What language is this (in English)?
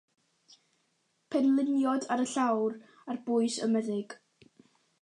Welsh